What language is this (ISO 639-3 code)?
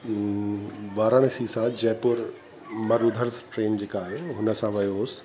snd